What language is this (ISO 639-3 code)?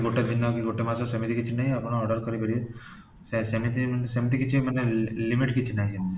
ori